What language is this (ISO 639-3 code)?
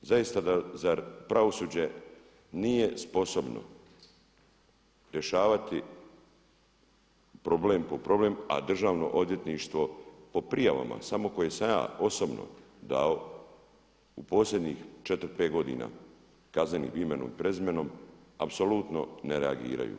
hrv